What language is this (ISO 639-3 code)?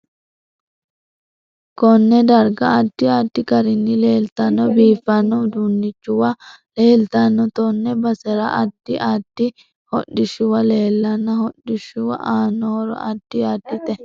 sid